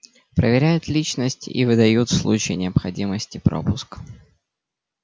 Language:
Russian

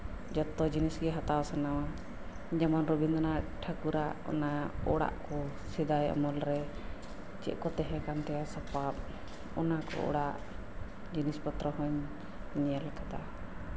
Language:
Santali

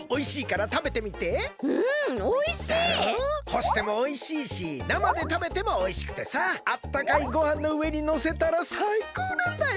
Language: Japanese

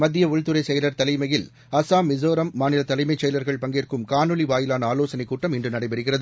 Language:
Tamil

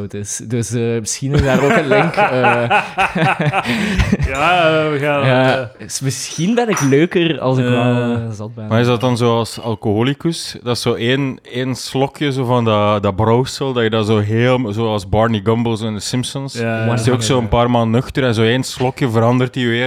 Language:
Dutch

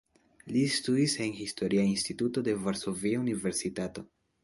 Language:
Esperanto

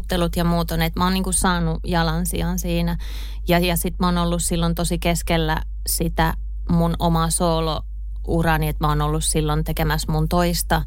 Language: Finnish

